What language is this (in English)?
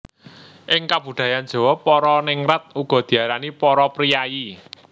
Javanese